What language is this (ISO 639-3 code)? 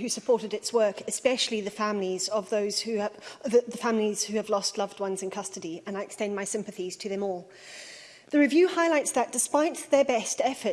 eng